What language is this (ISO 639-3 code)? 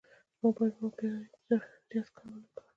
pus